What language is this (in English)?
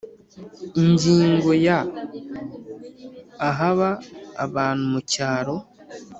Kinyarwanda